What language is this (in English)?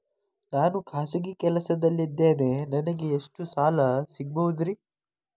Kannada